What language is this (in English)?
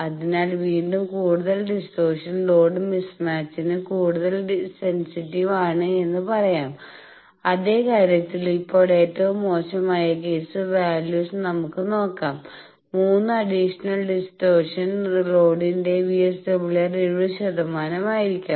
Malayalam